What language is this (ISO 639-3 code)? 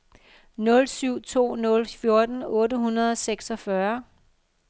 dan